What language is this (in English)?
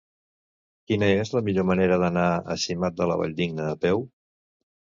Catalan